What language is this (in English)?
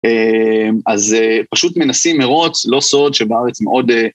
Hebrew